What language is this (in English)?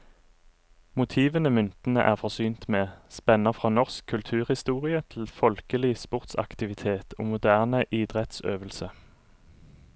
Norwegian